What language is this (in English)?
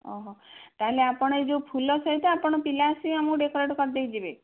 Odia